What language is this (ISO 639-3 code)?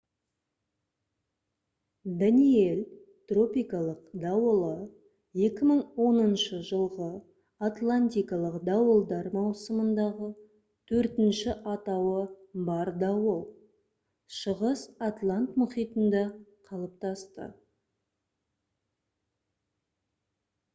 kaz